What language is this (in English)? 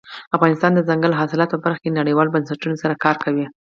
Pashto